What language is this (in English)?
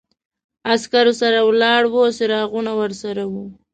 Pashto